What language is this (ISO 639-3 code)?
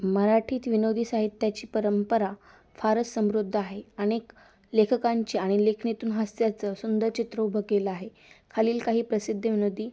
mar